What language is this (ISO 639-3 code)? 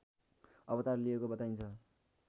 nep